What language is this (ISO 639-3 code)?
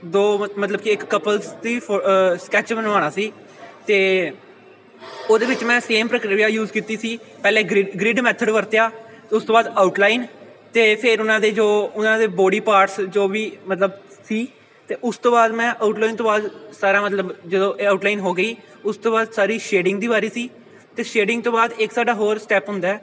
pan